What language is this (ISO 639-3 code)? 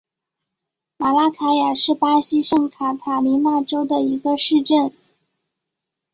zho